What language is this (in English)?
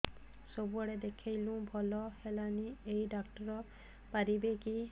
Odia